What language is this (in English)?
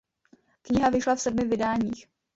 Czech